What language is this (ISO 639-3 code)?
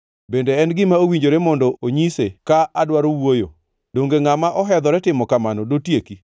luo